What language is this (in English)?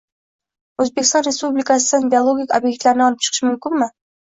Uzbek